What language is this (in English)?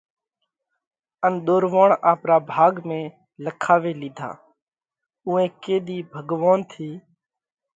Parkari Koli